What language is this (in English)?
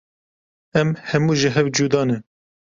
Kurdish